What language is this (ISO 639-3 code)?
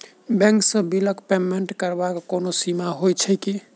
mai